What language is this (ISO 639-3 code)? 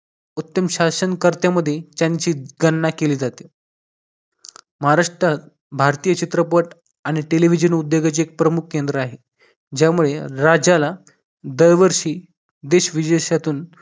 mar